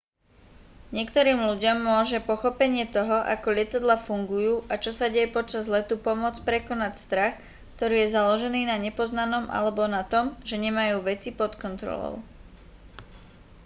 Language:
Slovak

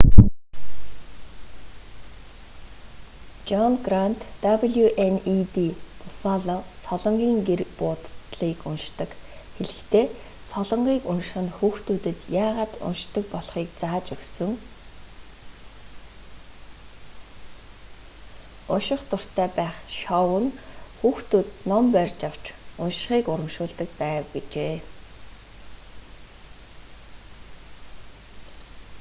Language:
Mongolian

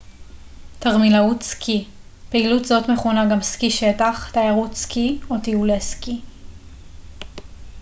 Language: Hebrew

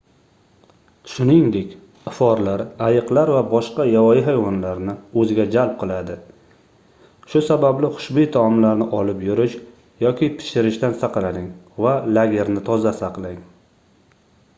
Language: Uzbek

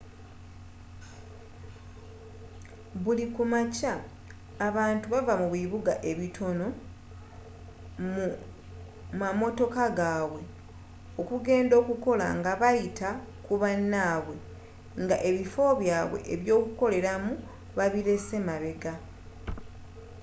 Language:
Ganda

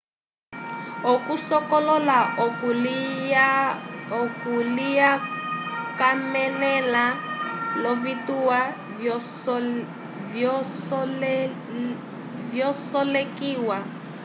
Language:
Umbundu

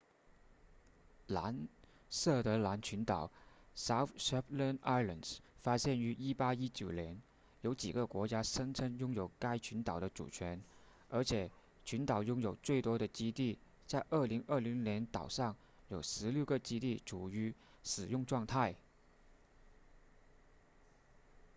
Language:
Chinese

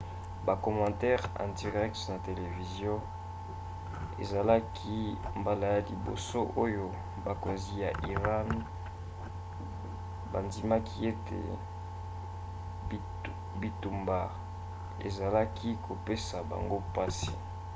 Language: Lingala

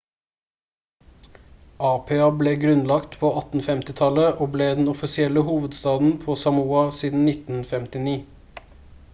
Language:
Norwegian Bokmål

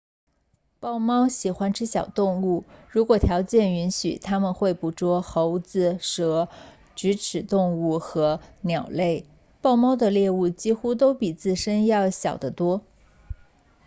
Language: Chinese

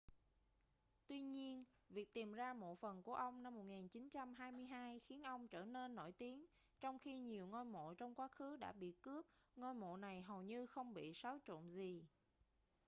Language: Vietnamese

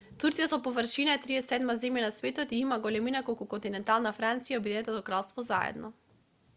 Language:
Macedonian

